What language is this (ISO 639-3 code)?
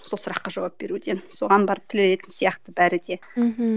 kaz